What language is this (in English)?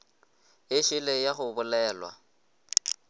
Northern Sotho